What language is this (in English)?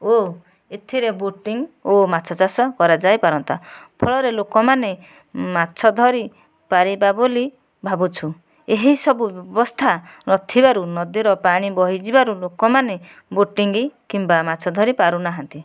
Odia